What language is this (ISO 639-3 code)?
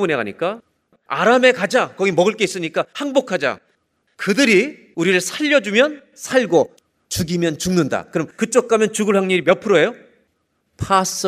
kor